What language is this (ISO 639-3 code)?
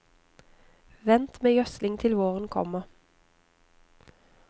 nor